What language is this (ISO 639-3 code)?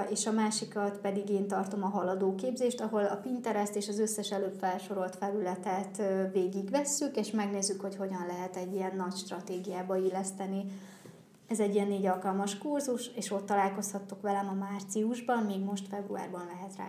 hun